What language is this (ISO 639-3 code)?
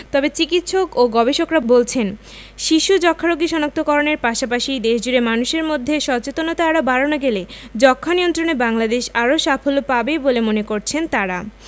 ben